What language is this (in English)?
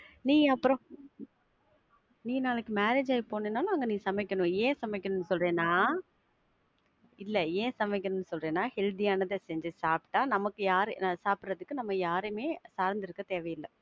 Tamil